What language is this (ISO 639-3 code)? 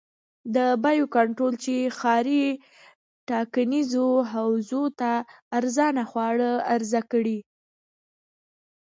pus